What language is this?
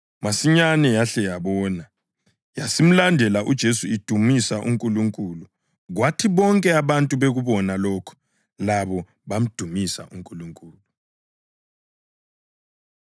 North Ndebele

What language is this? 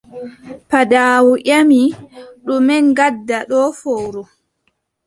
Adamawa Fulfulde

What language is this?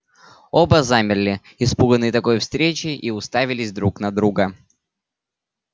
Russian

